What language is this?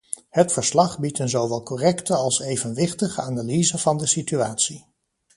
Dutch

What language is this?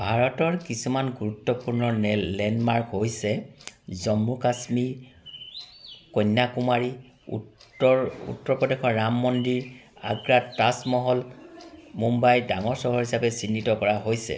Assamese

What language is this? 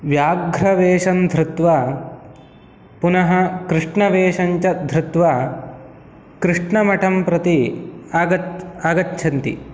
Sanskrit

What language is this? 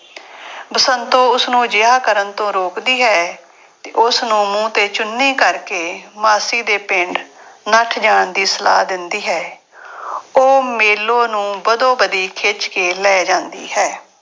Punjabi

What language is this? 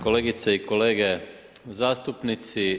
Croatian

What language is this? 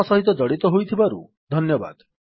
Odia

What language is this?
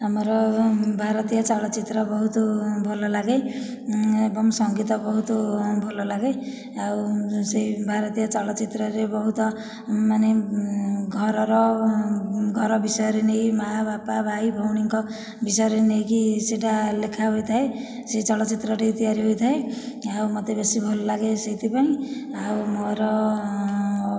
Odia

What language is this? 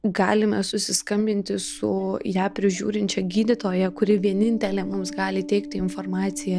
Lithuanian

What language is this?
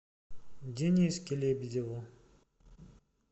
Russian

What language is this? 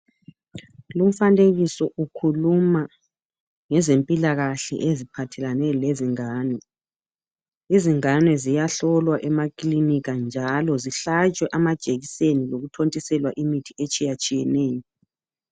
North Ndebele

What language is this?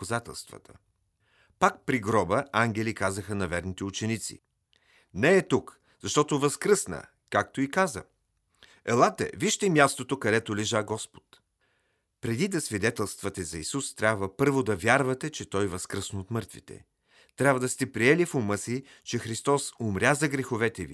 Bulgarian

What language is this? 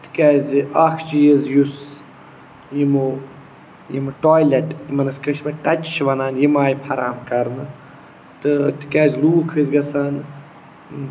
Kashmiri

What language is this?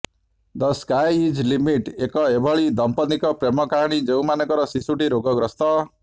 Odia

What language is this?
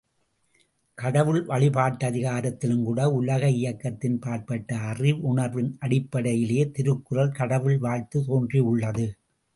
Tamil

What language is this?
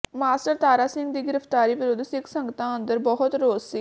Punjabi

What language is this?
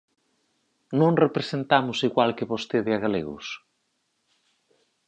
Galician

